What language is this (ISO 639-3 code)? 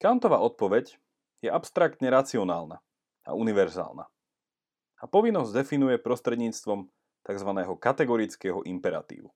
slk